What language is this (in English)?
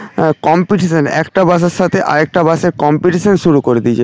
Bangla